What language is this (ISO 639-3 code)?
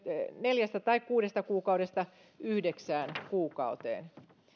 fin